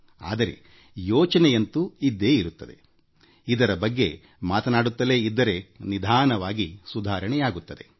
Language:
Kannada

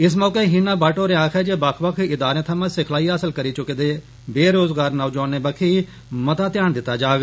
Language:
Dogri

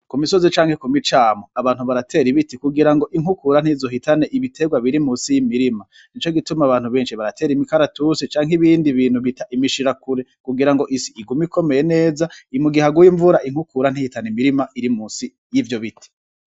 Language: Rundi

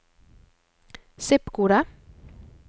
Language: Norwegian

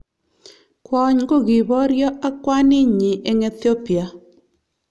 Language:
Kalenjin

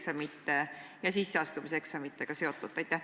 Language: Estonian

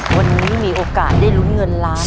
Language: Thai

